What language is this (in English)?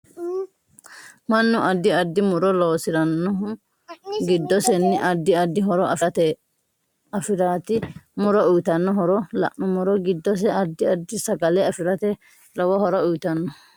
Sidamo